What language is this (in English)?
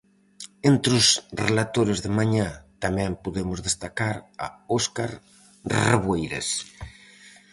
Galician